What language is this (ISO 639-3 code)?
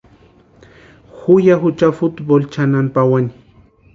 pua